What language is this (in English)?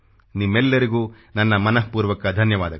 Kannada